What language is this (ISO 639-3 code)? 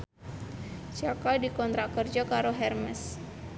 jav